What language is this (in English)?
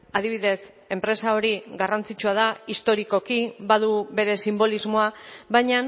Basque